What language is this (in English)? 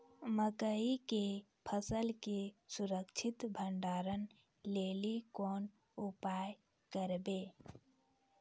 Maithili